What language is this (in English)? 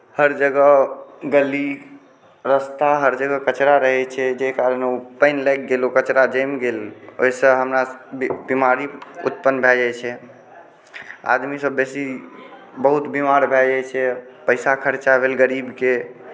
Maithili